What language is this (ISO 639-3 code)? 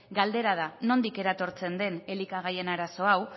eus